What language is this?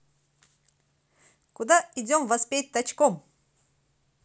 Russian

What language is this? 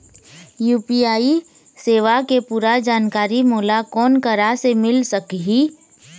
Chhattisgarhi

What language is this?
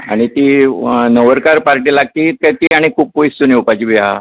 Konkani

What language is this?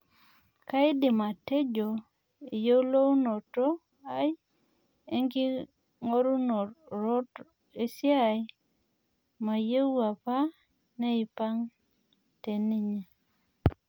Masai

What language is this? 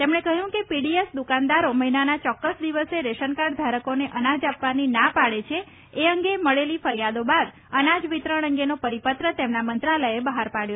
Gujarati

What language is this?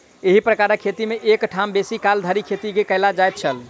Maithili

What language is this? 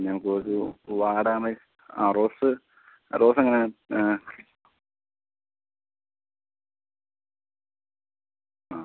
Malayalam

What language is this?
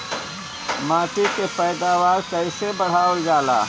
Bhojpuri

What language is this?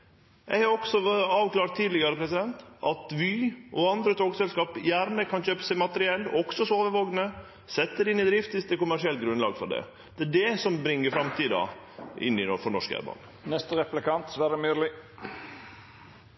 Norwegian Nynorsk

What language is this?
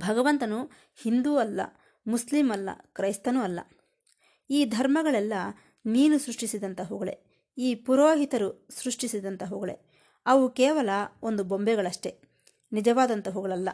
Kannada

